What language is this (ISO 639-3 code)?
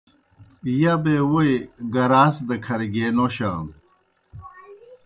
plk